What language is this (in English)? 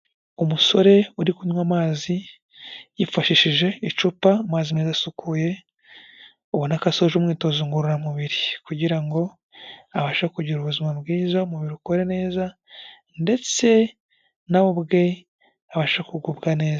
Kinyarwanda